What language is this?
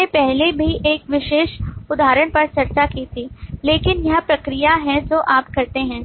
Hindi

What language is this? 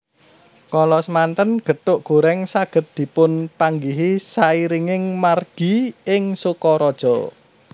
Javanese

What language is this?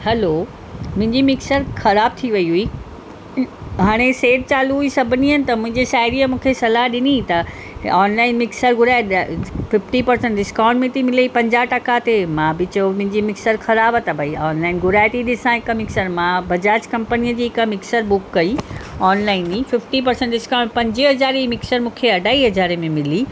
Sindhi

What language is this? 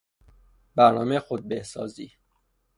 Persian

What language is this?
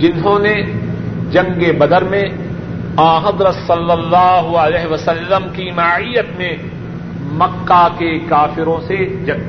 Urdu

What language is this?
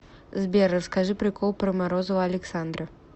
Russian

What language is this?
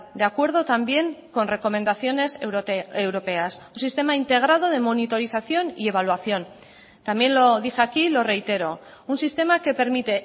Spanish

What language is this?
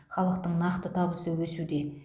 Kazakh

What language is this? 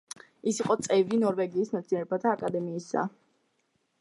Georgian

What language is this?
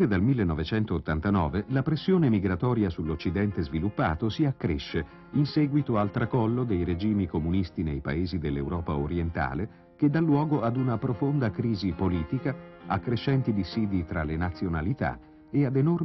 Italian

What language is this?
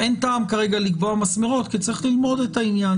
Hebrew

